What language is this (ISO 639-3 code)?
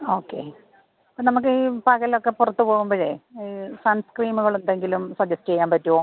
mal